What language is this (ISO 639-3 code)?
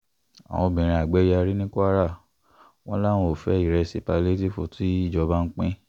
yor